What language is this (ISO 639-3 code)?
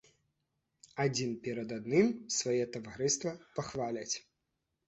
bel